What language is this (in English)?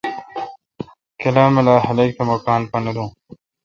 Kalkoti